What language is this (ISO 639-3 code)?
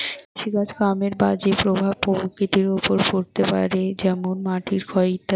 ben